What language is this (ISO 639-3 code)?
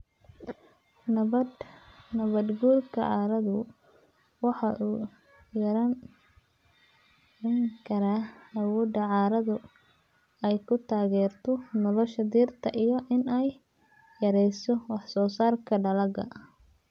som